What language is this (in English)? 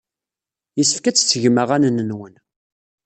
Kabyle